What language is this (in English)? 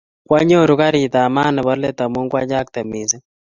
Kalenjin